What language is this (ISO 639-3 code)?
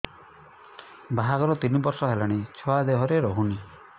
ori